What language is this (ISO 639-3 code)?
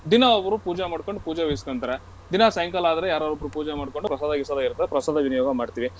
kan